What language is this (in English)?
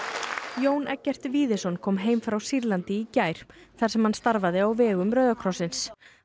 Icelandic